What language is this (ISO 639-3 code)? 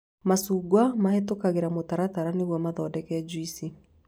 kik